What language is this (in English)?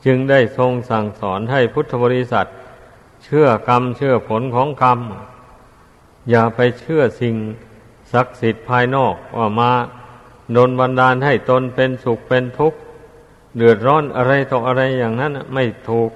Thai